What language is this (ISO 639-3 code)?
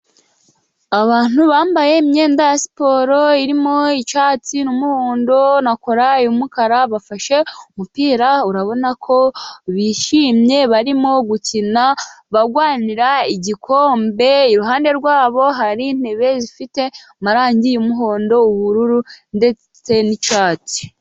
kin